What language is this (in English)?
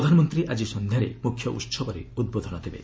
Odia